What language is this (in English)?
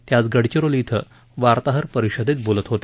Marathi